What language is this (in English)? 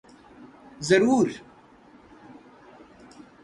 Urdu